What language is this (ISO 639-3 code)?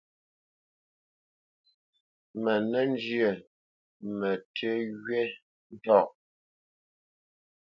bce